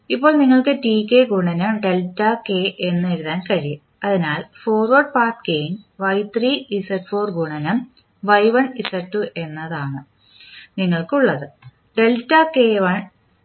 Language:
Malayalam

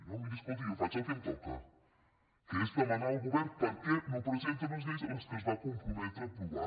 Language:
Catalan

